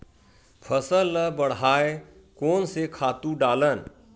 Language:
Chhattisgarhi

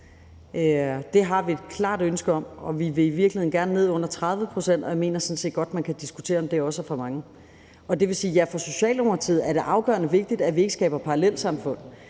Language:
Danish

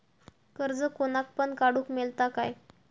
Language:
Marathi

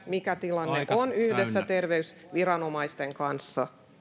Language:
Finnish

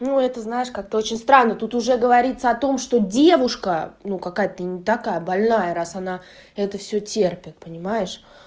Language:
Russian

